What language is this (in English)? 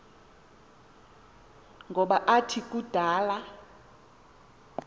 Xhosa